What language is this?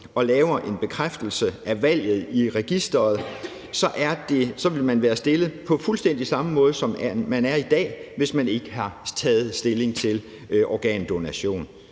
Danish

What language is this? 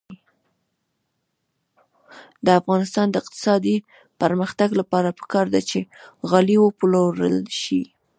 Pashto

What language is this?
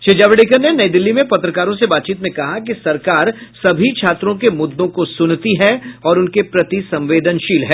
Hindi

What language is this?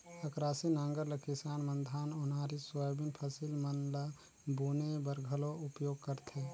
Chhattisgarhi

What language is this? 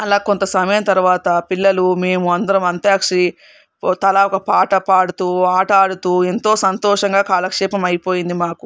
Telugu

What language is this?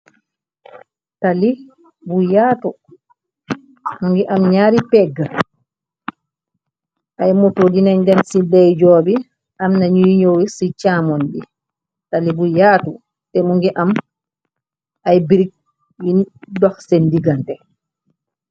Wolof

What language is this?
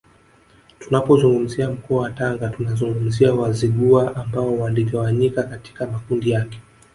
Swahili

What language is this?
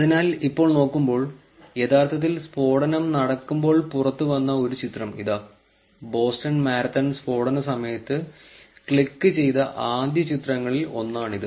Malayalam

